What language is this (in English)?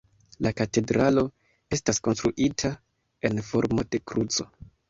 Esperanto